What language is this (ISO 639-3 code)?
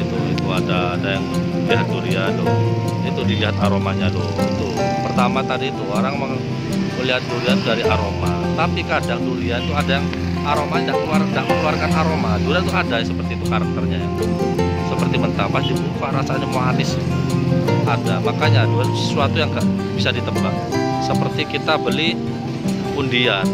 ind